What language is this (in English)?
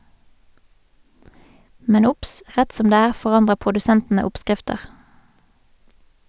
Norwegian